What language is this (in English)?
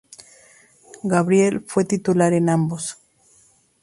Spanish